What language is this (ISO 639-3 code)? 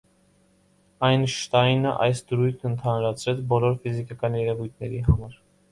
hye